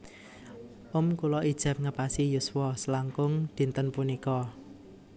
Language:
Javanese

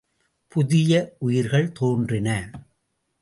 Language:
Tamil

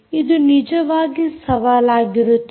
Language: Kannada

